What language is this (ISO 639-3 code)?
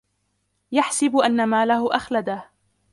ara